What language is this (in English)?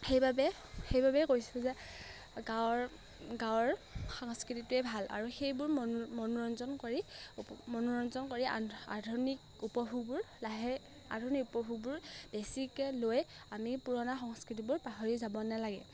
Assamese